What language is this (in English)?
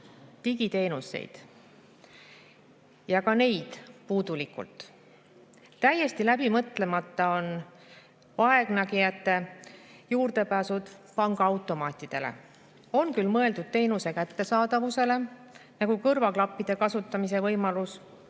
Estonian